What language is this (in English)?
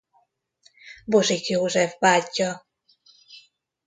Hungarian